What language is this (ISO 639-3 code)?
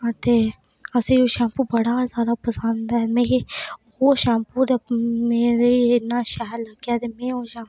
doi